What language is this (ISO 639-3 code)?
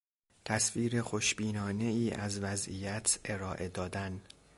fas